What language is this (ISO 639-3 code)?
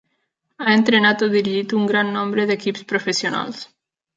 cat